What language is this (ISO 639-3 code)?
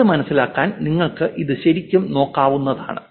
mal